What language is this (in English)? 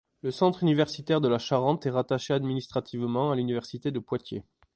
French